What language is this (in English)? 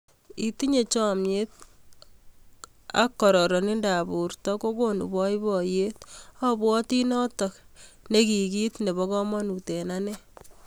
Kalenjin